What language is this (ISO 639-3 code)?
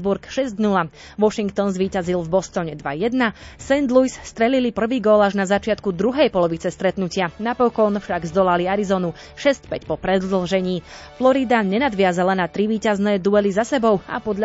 slk